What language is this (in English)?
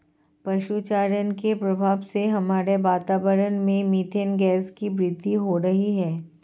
Hindi